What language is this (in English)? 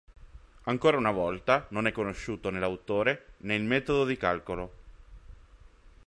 Italian